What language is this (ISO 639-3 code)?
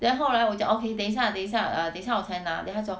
eng